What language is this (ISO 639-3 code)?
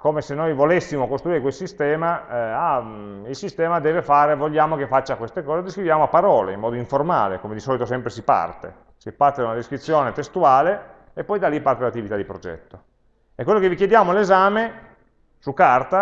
ita